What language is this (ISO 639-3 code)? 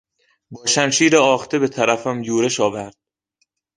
fas